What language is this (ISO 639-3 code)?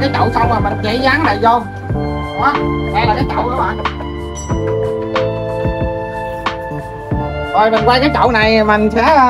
vie